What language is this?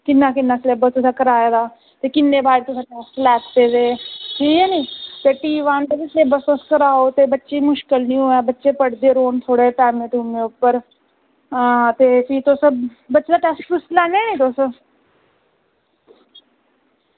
Dogri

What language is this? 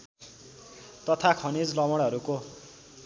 Nepali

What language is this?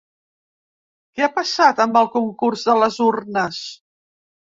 Catalan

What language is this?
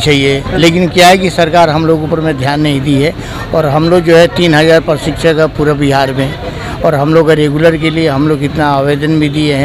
Hindi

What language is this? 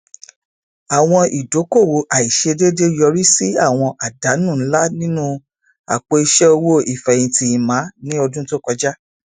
Yoruba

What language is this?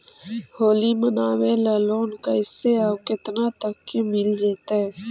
Magahi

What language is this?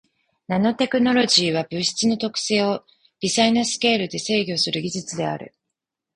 Japanese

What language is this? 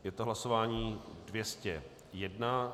Czech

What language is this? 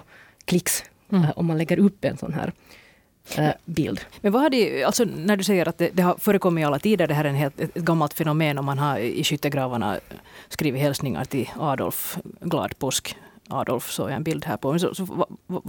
Swedish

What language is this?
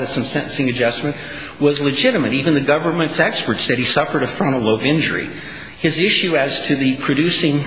English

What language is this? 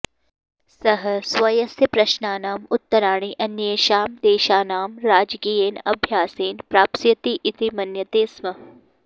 Sanskrit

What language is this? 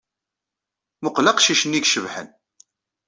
Kabyle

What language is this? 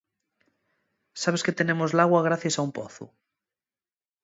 Asturian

